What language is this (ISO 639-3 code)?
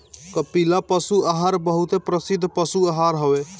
bho